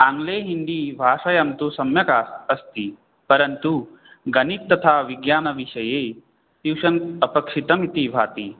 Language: Sanskrit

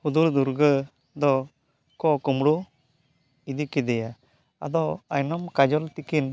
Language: Santali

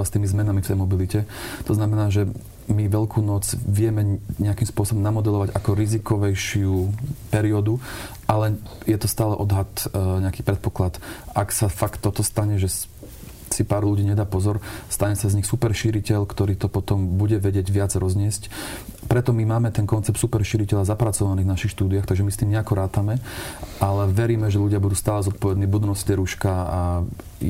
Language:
Slovak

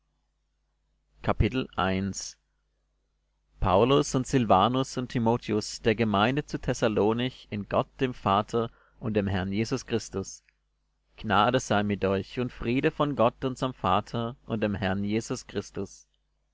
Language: German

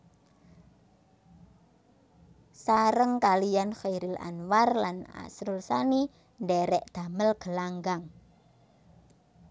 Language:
Javanese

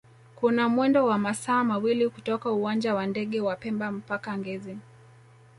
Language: Swahili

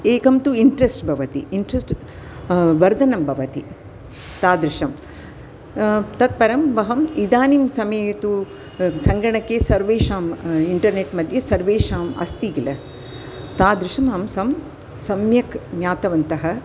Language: Sanskrit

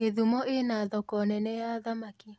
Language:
Kikuyu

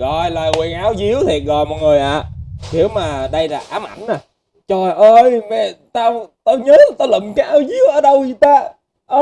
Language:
Vietnamese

